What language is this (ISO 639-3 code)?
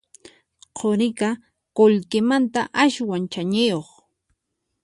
qxp